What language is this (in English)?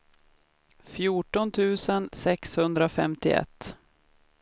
Swedish